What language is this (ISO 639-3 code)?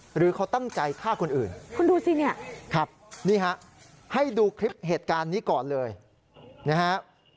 tha